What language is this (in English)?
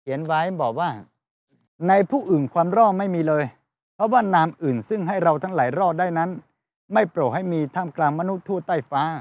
Thai